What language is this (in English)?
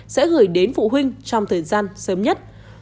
Vietnamese